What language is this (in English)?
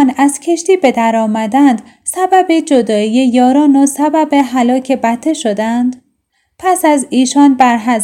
Persian